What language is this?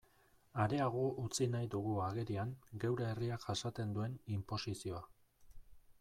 Basque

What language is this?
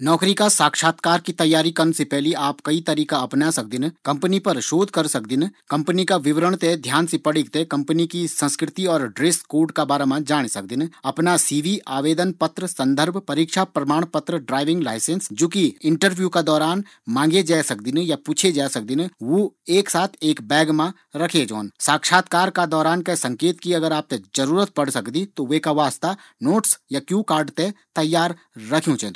Garhwali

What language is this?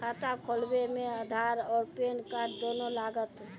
Maithili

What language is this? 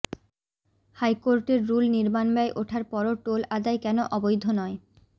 Bangla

